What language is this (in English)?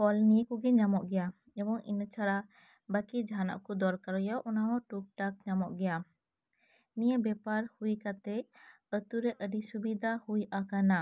Santali